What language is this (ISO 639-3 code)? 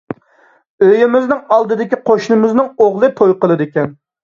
uig